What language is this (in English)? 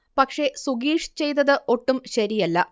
Malayalam